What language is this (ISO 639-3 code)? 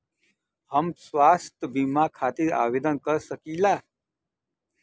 bho